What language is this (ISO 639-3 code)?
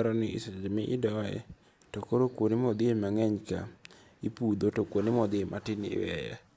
luo